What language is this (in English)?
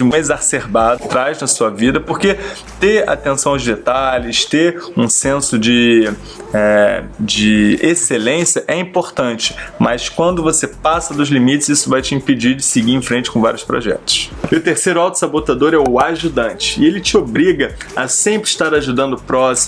Portuguese